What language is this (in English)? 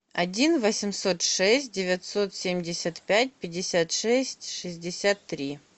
Russian